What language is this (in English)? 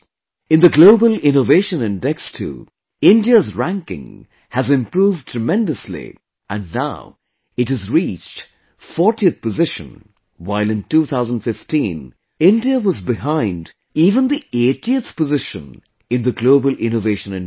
English